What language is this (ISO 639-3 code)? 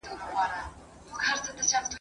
pus